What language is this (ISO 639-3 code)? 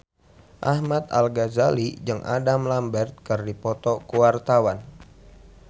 sun